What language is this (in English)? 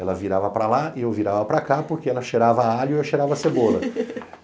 Portuguese